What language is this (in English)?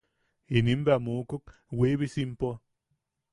Yaqui